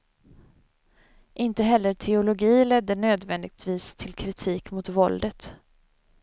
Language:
Swedish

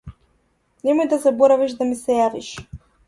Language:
Macedonian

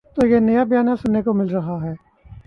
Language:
Urdu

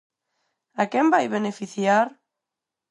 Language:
Galician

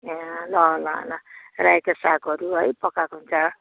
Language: Nepali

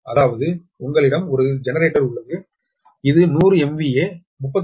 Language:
Tamil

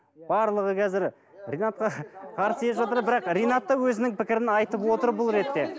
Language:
Kazakh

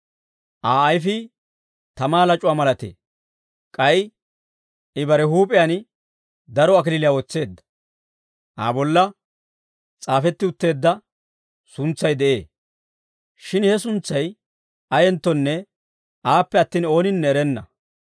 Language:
Dawro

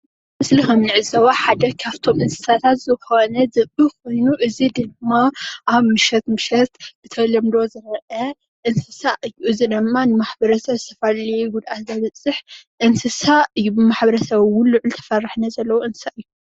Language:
Tigrinya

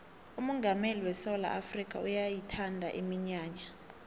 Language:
South Ndebele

